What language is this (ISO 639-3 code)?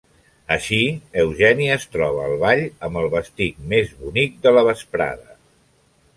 cat